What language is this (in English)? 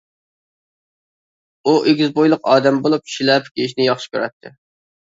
Uyghur